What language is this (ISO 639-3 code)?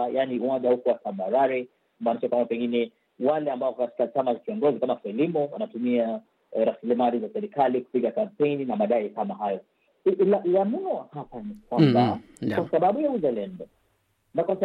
swa